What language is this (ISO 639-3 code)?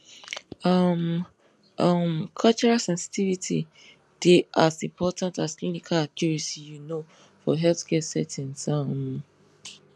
pcm